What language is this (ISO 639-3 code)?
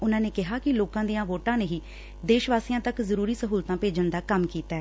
pan